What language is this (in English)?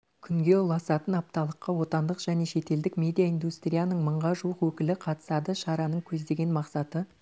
Kazakh